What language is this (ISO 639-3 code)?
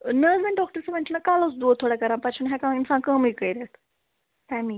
kas